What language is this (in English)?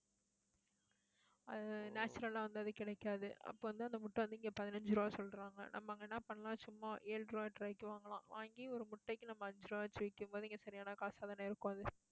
Tamil